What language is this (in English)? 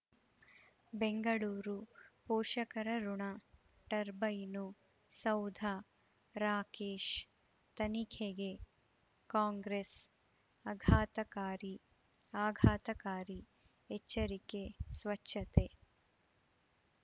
Kannada